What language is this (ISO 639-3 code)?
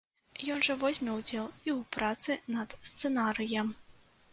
bel